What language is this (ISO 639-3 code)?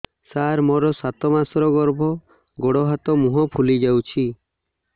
ori